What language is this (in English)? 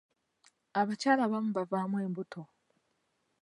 Ganda